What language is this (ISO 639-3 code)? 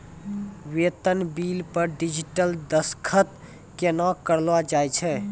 mai